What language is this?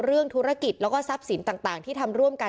Thai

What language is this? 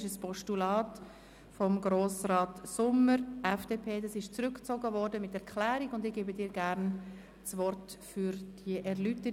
Swiss German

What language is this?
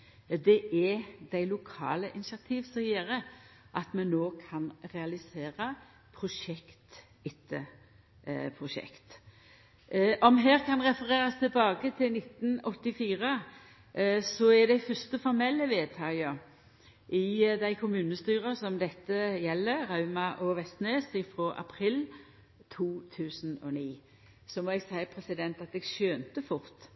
Norwegian Nynorsk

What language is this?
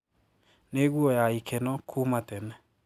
Kikuyu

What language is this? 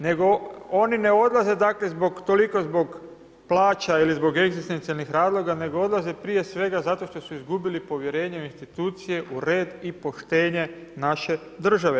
Croatian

